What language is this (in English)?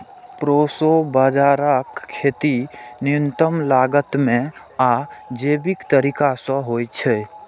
Maithili